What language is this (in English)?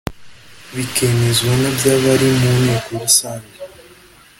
Kinyarwanda